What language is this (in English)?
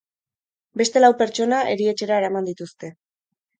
Basque